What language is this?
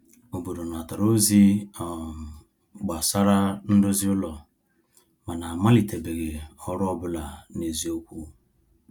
Igbo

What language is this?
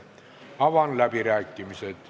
Estonian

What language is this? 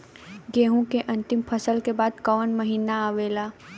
Bhojpuri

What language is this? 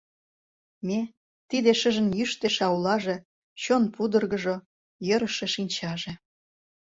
Mari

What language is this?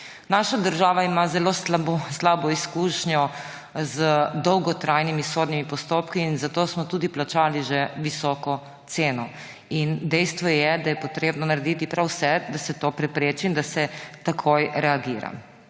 Slovenian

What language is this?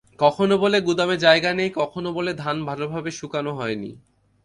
Bangla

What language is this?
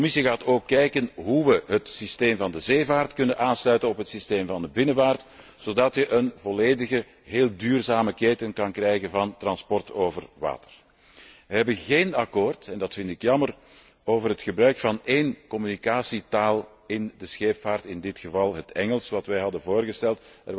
Dutch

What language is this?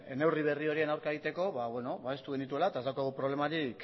Basque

